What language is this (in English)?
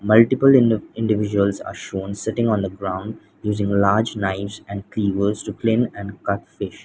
English